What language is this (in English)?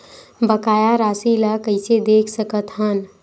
Chhattisgarhi